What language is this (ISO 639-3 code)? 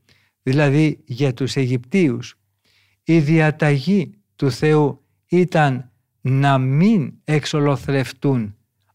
ell